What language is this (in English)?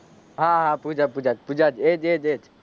Gujarati